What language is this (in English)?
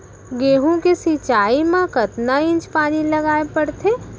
Chhattisgarhi